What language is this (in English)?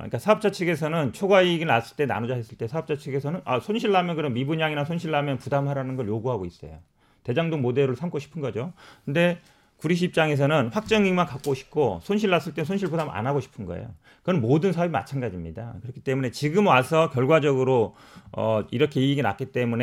Korean